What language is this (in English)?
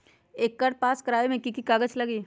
Magahi